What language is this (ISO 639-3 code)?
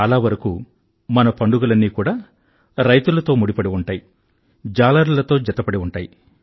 tel